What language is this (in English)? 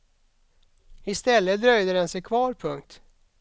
Swedish